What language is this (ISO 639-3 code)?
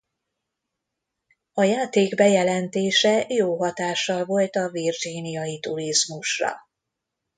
hun